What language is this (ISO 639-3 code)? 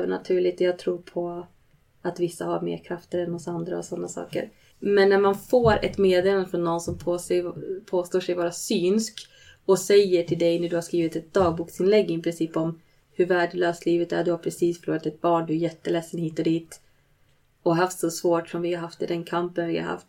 swe